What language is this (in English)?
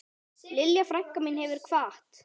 Icelandic